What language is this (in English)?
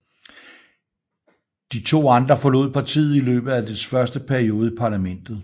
Danish